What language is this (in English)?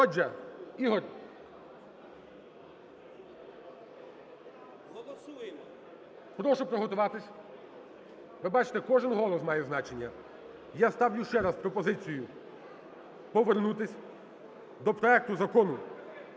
Ukrainian